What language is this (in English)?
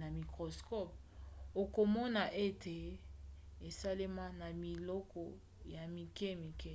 Lingala